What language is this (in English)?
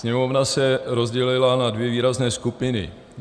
Czech